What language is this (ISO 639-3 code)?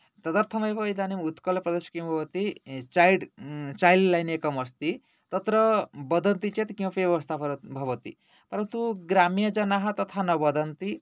san